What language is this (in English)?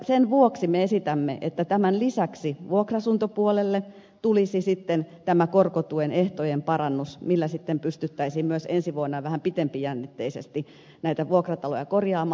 Finnish